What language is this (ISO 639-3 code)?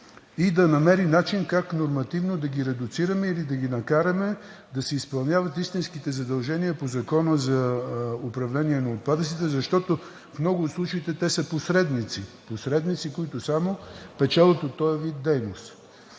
bul